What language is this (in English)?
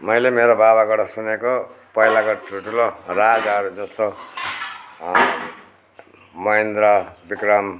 Nepali